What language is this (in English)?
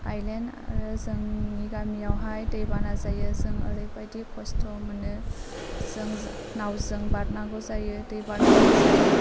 Bodo